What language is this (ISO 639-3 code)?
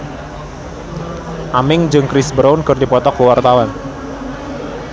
sun